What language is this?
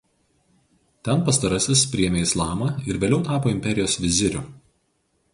Lithuanian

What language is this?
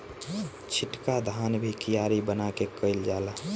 Bhojpuri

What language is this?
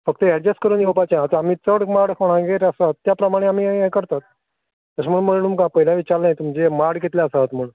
Konkani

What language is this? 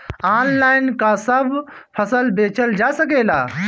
Bhojpuri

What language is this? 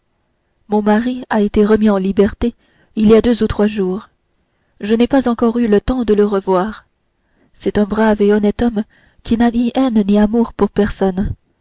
French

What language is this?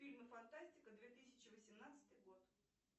Russian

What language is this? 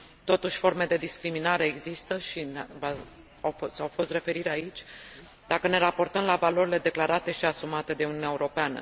Romanian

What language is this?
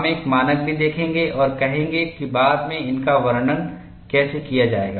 Hindi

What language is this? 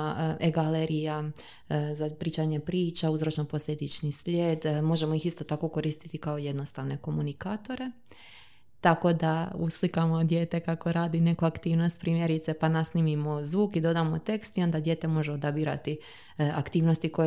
Croatian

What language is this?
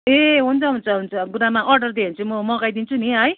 Nepali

